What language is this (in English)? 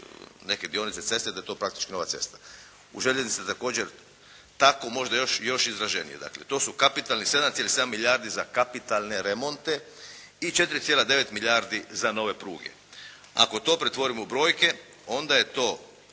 Croatian